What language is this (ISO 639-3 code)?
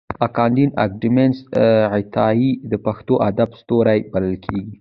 pus